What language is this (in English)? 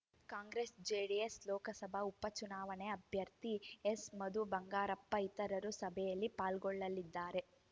Kannada